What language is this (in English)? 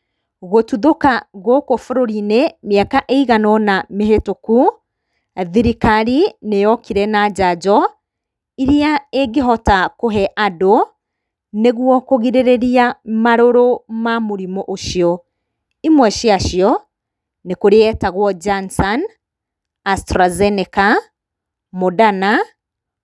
Kikuyu